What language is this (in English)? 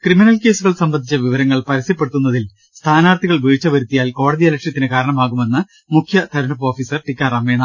Malayalam